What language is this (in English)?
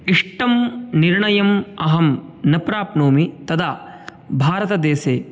Sanskrit